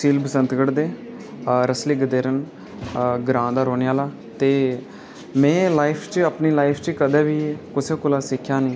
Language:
Dogri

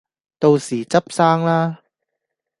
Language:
Cantonese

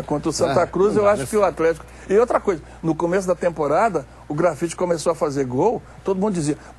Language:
Portuguese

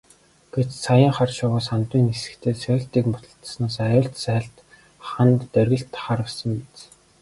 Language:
Mongolian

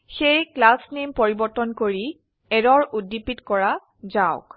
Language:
Assamese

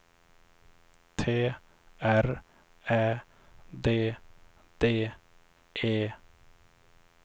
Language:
Swedish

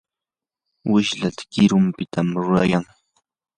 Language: Yanahuanca Pasco Quechua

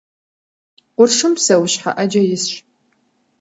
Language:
Kabardian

